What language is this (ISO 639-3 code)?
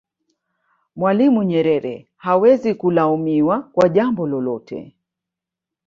swa